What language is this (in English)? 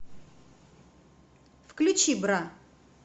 Russian